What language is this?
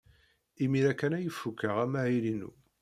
Kabyle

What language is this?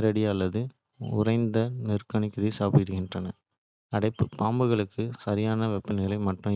Kota (India)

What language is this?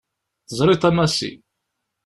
Kabyle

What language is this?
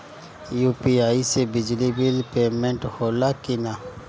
Bhojpuri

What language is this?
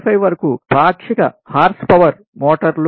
Telugu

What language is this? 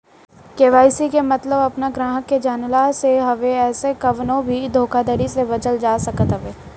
Bhojpuri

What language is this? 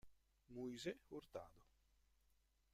Italian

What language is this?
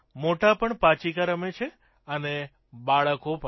Gujarati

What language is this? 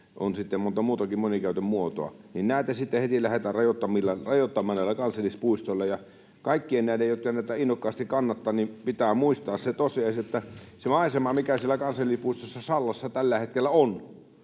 Finnish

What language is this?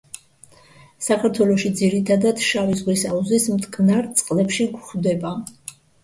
Georgian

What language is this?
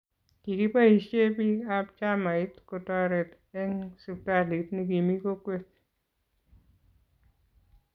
Kalenjin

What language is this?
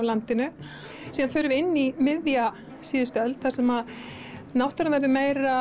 Icelandic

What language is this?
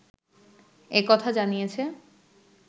Bangla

